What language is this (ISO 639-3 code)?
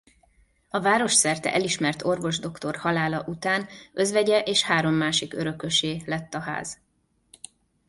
hun